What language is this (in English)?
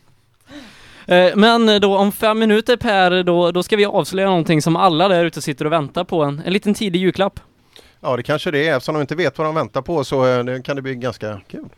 Swedish